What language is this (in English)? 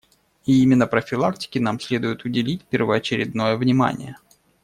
Russian